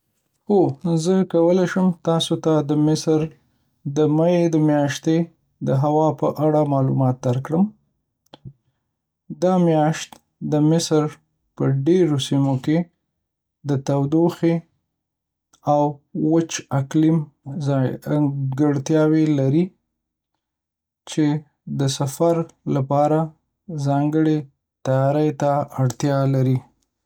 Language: Pashto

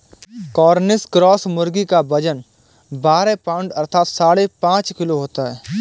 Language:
Hindi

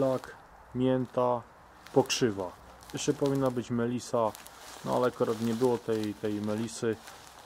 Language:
Polish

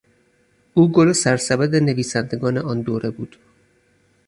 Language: Persian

